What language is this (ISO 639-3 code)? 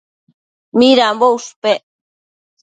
mcf